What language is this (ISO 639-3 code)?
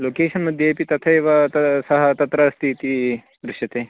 san